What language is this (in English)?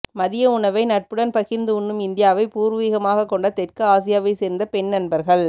Tamil